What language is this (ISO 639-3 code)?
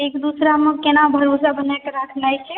mai